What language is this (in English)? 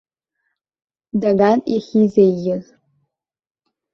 Abkhazian